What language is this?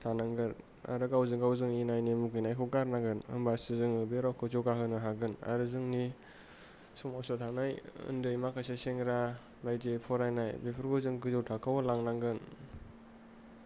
Bodo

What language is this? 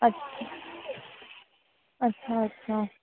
Sindhi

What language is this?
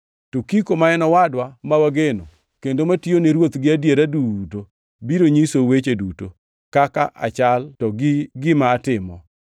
Luo (Kenya and Tanzania)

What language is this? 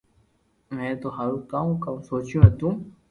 Loarki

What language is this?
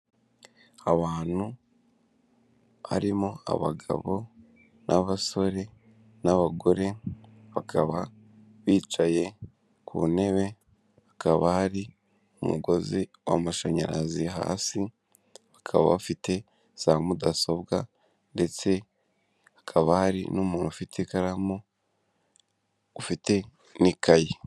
Kinyarwanda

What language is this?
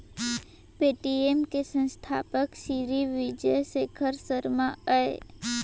Chhattisgarhi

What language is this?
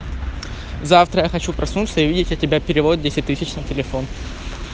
Russian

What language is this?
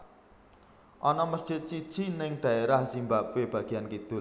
Javanese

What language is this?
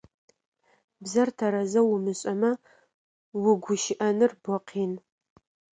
Adyghe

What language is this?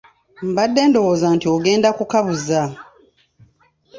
Ganda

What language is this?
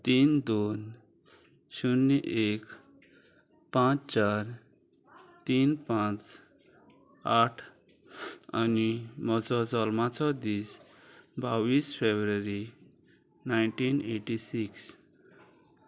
Konkani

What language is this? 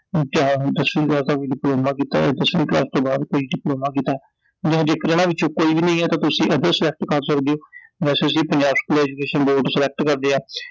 Punjabi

